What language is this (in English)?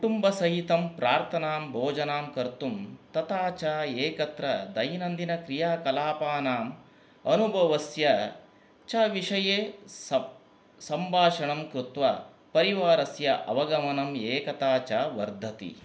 Sanskrit